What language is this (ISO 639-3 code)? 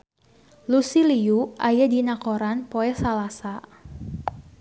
sun